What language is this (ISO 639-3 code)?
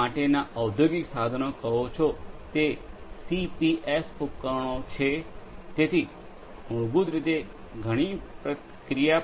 guj